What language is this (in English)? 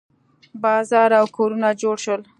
Pashto